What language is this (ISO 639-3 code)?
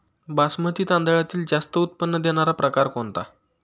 mar